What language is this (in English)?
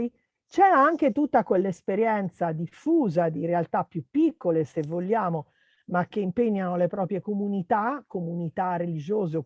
Italian